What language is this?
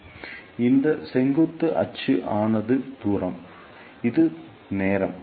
Tamil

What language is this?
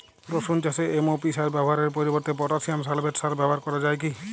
Bangla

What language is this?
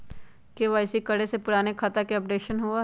Magahi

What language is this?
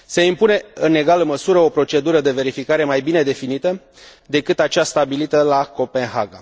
Romanian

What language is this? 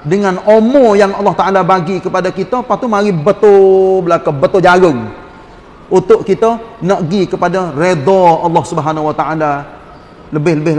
Malay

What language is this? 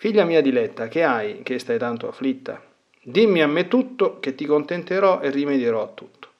Italian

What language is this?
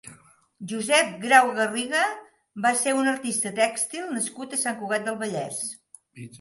Catalan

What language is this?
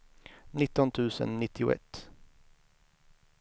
Swedish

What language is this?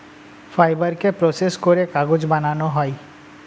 Bangla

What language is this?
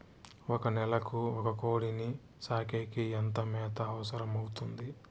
Telugu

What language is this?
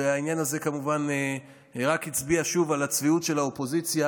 Hebrew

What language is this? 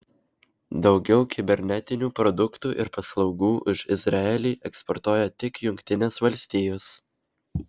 Lithuanian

